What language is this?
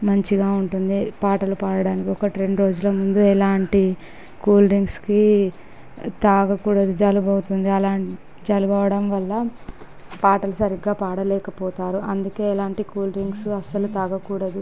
Telugu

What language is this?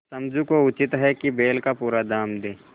Hindi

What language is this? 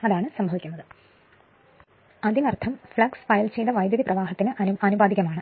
Malayalam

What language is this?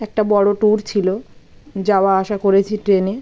Bangla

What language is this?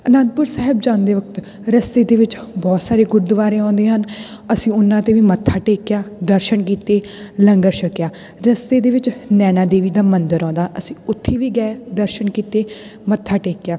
Punjabi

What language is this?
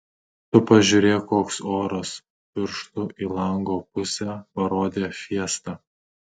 Lithuanian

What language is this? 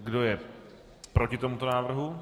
Czech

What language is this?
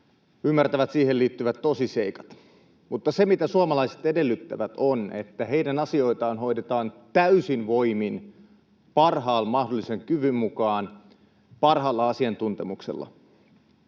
Finnish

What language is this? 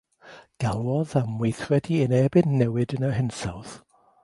Welsh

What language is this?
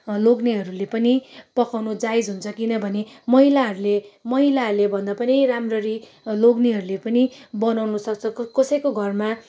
Nepali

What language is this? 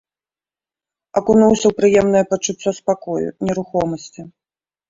Belarusian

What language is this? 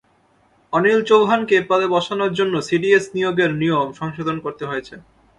Bangla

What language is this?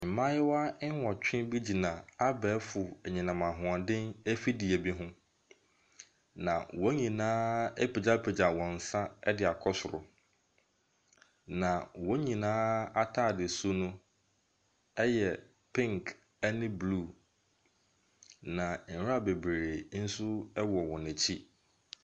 Akan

